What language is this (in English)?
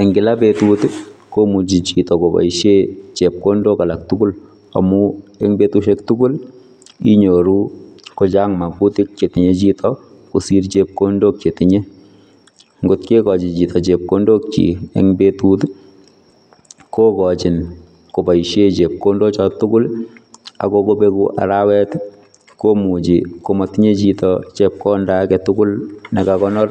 Kalenjin